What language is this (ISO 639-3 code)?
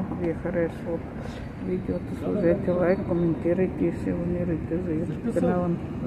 bul